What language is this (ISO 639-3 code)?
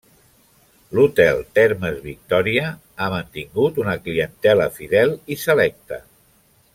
cat